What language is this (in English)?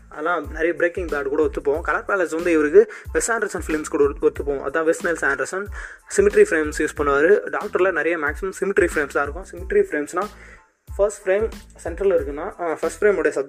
Tamil